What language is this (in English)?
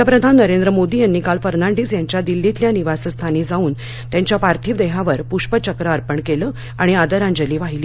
Marathi